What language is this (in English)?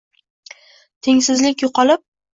Uzbek